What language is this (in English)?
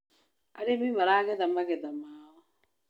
Kikuyu